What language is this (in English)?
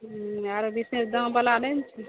Maithili